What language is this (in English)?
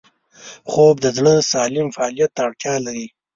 Pashto